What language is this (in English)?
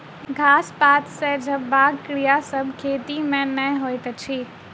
Maithili